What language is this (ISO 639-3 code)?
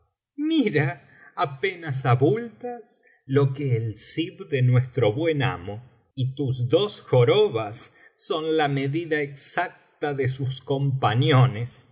spa